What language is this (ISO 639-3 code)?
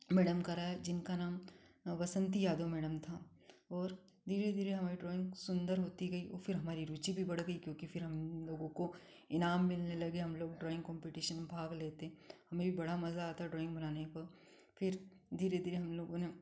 hin